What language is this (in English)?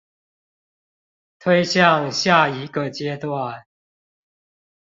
Chinese